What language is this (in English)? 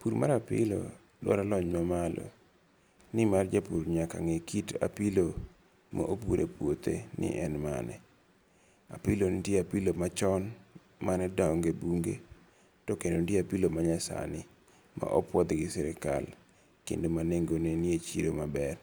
Luo (Kenya and Tanzania)